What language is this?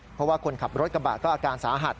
Thai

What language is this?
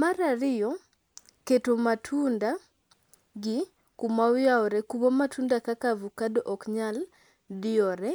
Luo (Kenya and Tanzania)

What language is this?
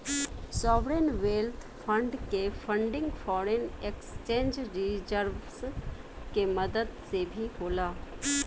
Bhojpuri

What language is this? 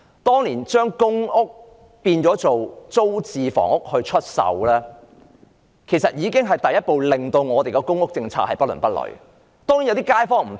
Cantonese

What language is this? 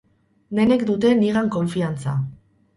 Basque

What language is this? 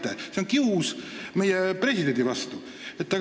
Estonian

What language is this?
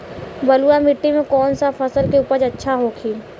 Bhojpuri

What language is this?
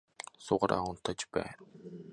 English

